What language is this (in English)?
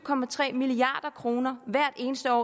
Danish